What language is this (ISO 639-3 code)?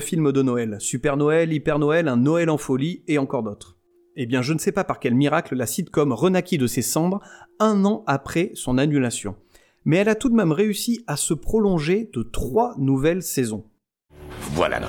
fra